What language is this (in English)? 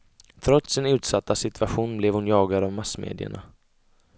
Swedish